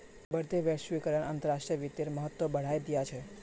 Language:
Magahi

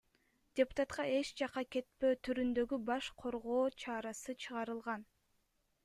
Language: Kyrgyz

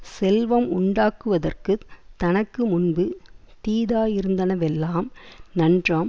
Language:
Tamil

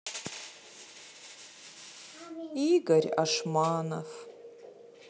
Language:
Russian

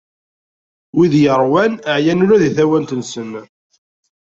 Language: Kabyle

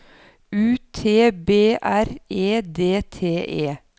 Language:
Norwegian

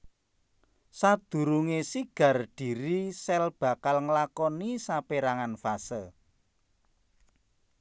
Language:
Javanese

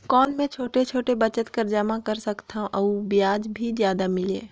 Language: Chhattisgarhi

